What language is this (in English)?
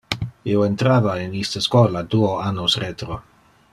Interlingua